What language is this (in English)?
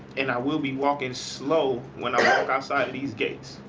English